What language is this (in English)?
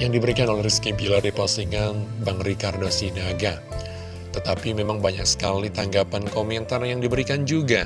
Indonesian